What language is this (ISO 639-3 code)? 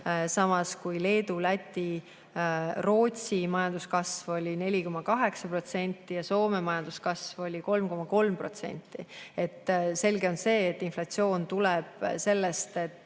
est